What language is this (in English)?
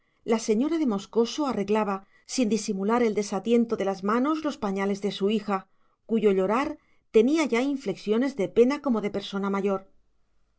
Spanish